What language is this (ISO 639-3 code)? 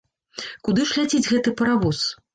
bel